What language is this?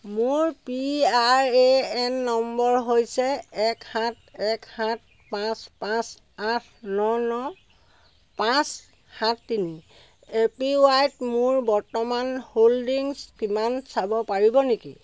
Assamese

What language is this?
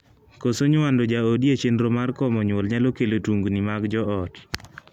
Luo (Kenya and Tanzania)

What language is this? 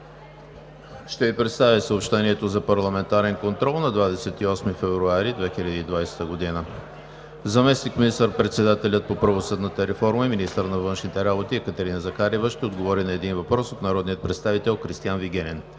Bulgarian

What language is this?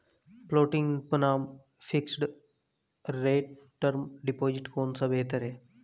Hindi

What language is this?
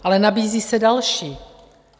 Czech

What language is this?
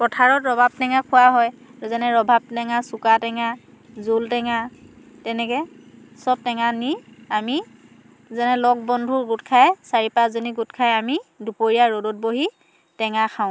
Assamese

